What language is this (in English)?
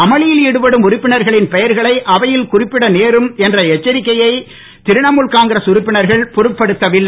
Tamil